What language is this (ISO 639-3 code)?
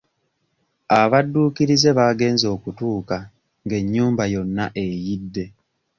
lug